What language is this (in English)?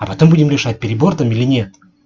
Russian